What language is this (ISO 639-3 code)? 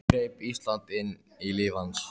isl